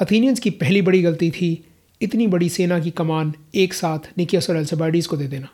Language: Hindi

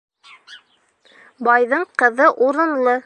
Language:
Bashkir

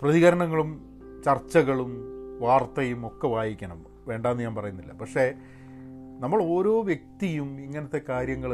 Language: Malayalam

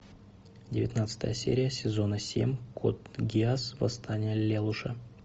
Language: Russian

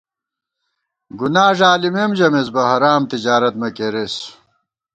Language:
Gawar-Bati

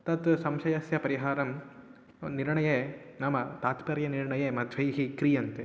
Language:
Sanskrit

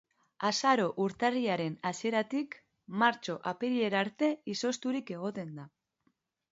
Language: Basque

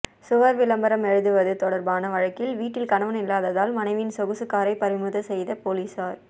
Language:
Tamil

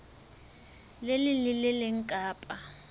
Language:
Southern Sotho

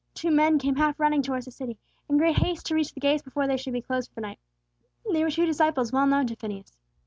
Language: English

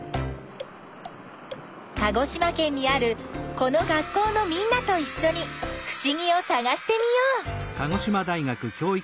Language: Japanese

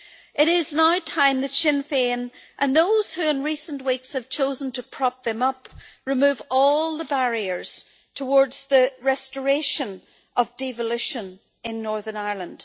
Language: English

